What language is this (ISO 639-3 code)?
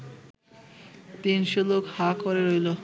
ben